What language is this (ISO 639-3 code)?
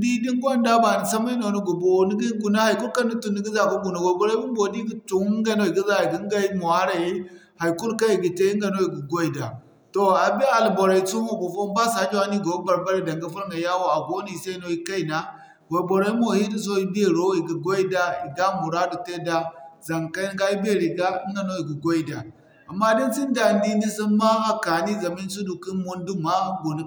dje